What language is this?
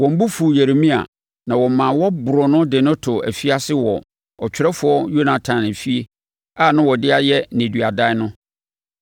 Akan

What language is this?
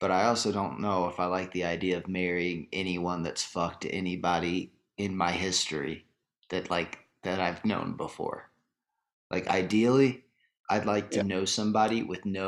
English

